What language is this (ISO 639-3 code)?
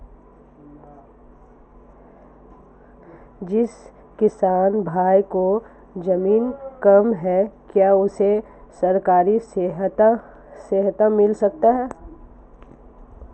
hin